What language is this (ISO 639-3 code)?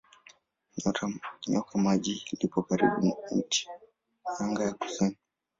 swa